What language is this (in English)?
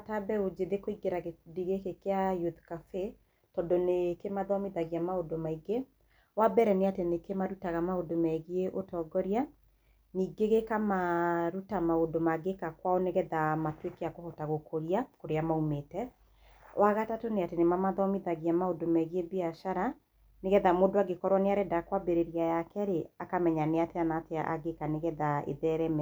Kikuyu